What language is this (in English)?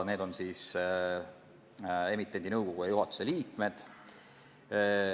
Estonian